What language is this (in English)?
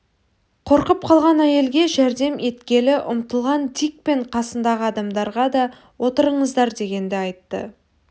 Kazakh